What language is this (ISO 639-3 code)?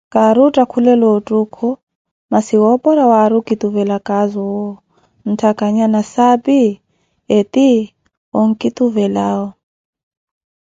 eko